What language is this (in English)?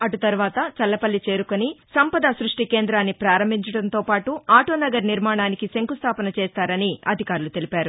Telugu